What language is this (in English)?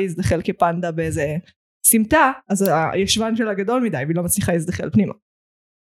Hebrew